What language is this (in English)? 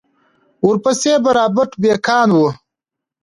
Pashto